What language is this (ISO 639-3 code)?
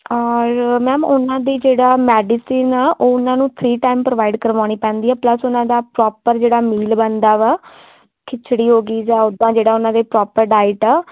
pan